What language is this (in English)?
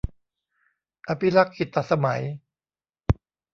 Thai